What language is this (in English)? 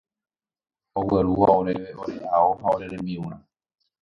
Guarani